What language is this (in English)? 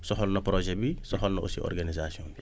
Wolof